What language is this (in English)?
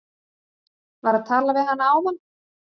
Icelandic